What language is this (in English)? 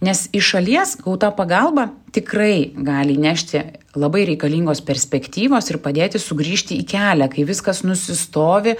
Lithuanian